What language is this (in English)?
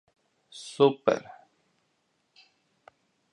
Latvian